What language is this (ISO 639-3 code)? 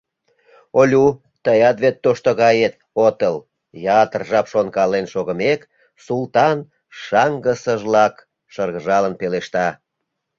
chm